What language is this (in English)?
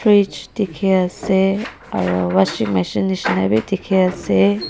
Naga Pidgin